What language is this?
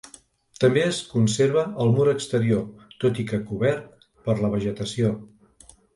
Catalan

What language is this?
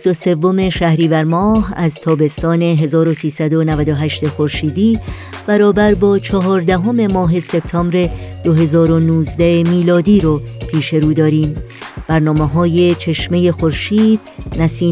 Persian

